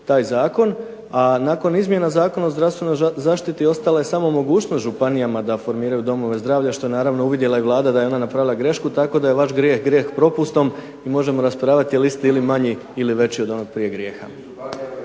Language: Croatian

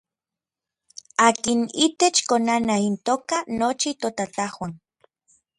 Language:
Orizaba Nahuatl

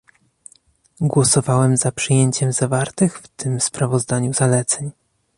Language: Polish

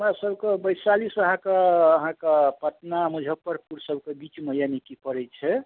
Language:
Maithili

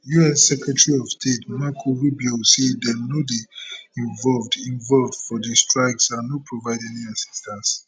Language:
Nigerian Pidgin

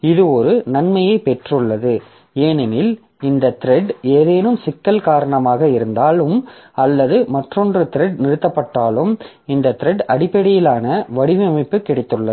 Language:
Tamil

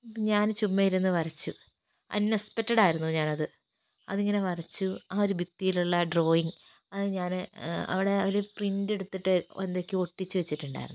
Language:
Malayalam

